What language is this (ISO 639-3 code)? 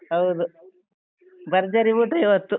kan